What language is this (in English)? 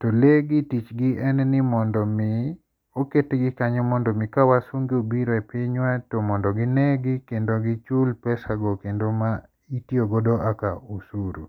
Luo (Kenya and Tanzania)